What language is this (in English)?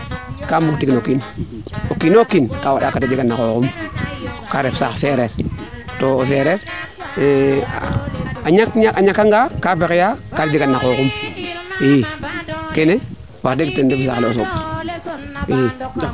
Serer